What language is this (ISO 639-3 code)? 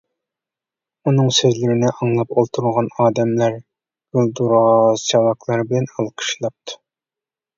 uig